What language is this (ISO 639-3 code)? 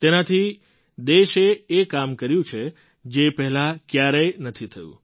guj